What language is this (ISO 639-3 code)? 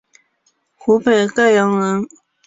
zho